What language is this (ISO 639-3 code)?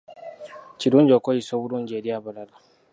lug